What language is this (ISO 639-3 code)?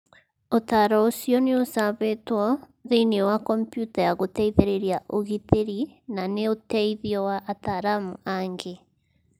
kik